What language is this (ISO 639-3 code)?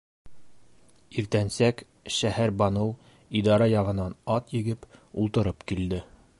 bak